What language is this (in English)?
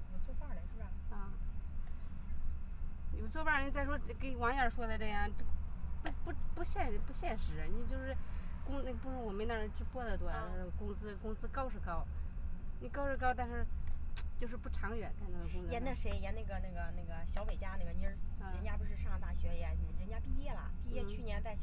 Chinese